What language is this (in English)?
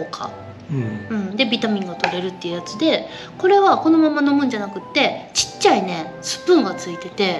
Japanese